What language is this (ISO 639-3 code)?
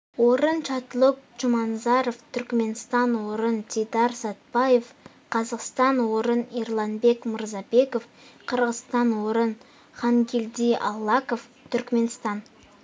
kaz